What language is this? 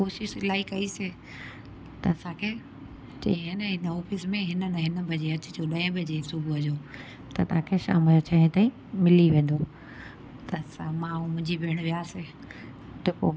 Sindhi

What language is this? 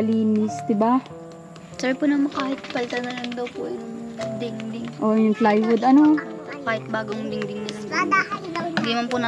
Filipino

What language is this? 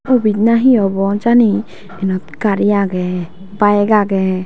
Chakma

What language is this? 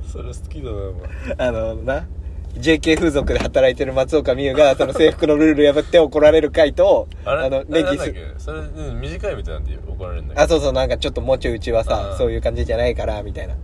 Japanese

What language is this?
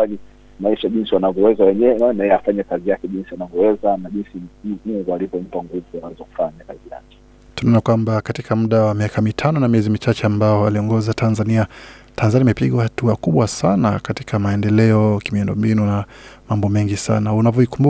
Swahili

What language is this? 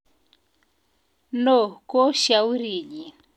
Kalenjin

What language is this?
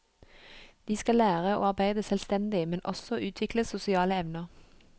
Norwegian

